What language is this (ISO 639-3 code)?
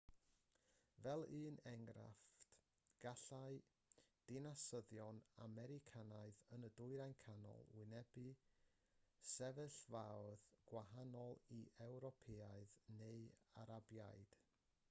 cym